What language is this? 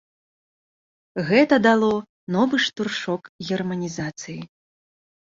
Belarusian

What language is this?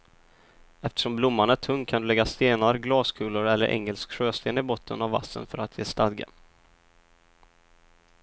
Swedish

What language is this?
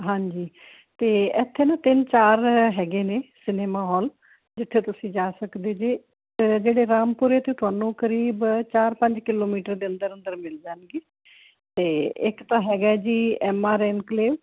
Punjabi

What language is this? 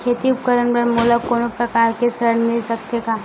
Chhattisgarhi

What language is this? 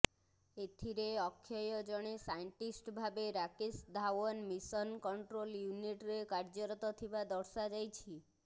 Odia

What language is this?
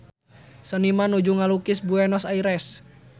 Sundanese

